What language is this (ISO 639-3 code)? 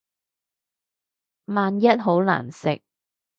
yue